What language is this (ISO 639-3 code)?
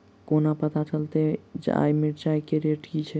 mai